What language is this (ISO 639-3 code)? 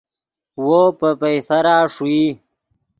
ydg